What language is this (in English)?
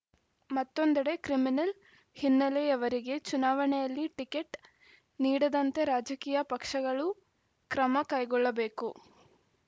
Kannada